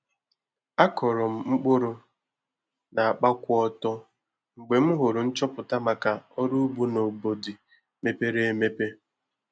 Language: Igbo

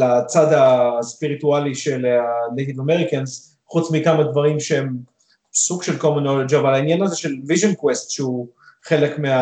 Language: Hebrew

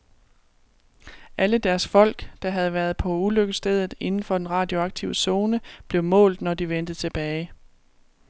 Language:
Danish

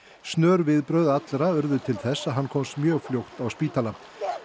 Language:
Icelandic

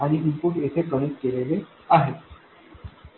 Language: Marathi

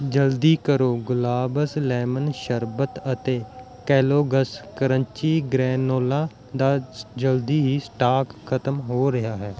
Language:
Punjabi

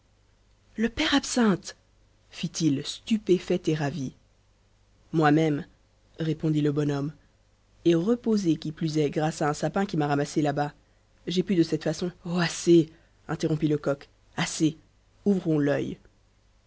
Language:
French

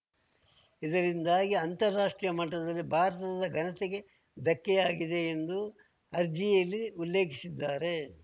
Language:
Kannada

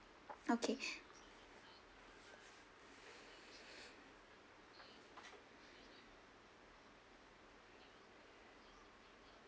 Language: English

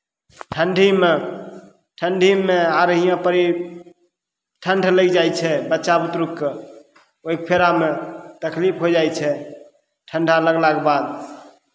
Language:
Maithili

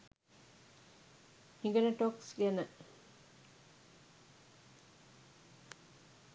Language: Sinhala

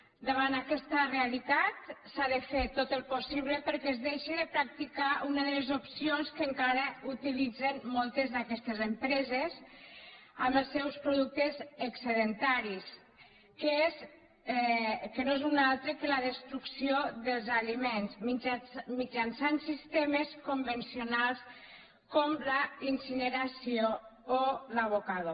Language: Catalan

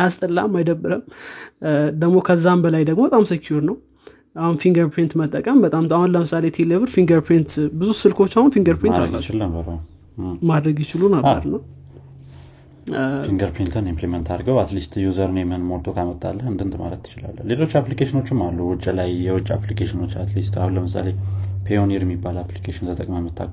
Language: Amharic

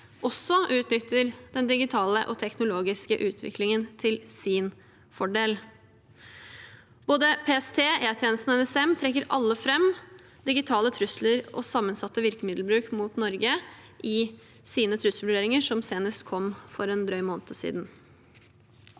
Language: Norwegian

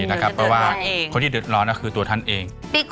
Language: Thai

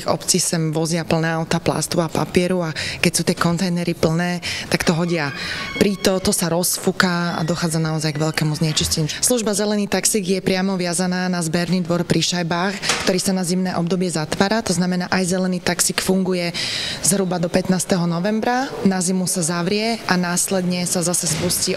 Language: Slovak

